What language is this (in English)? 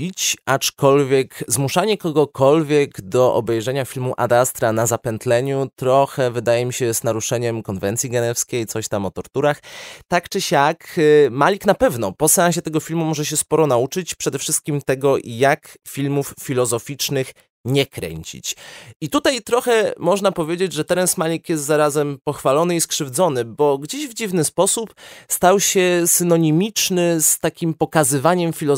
Polish